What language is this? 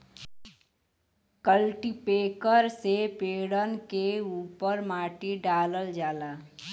Bhojpuri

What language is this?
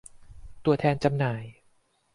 Thai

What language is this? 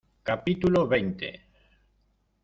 Spanish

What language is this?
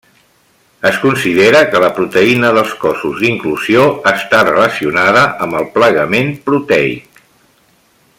Catalan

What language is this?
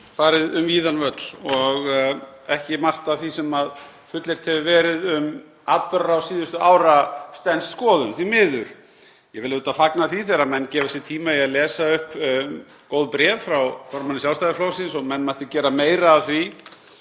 Icelandic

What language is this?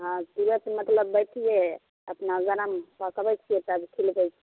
Maithili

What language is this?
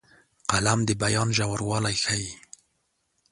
Pashto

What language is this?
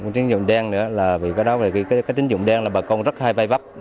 Vietnamese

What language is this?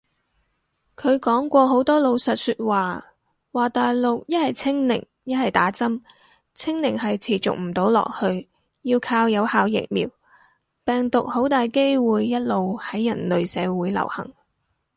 Cantonese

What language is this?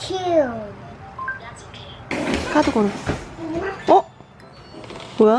Korean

